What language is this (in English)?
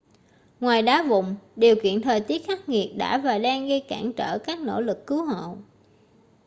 Vietnamese